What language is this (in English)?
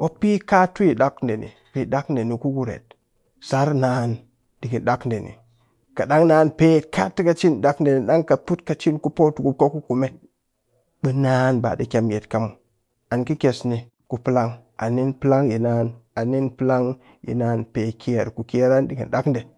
Cakfem-Mushere